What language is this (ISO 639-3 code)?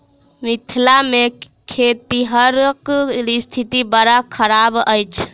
mai